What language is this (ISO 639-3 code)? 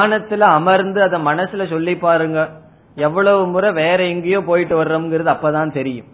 tam